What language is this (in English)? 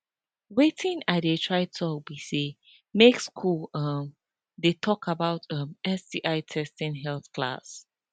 Nigerian Pidgin